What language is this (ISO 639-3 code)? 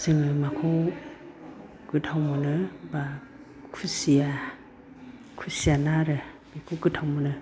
brx